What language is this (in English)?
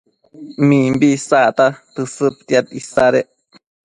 Matsés